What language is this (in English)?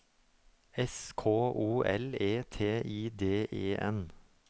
Norwegian